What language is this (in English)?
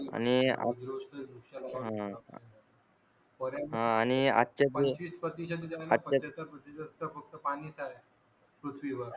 Marathi